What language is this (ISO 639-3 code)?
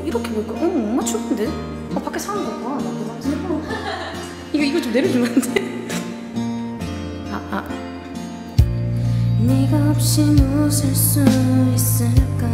kor